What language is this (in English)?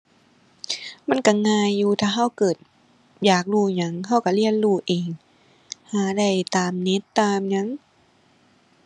Thai